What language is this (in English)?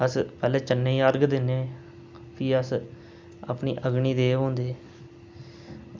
Dogri